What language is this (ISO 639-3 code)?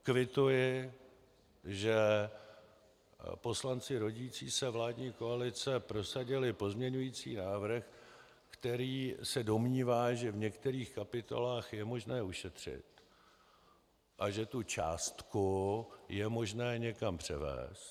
ces